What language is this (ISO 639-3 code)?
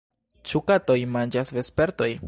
epo